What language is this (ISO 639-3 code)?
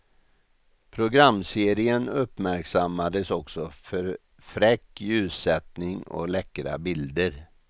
swe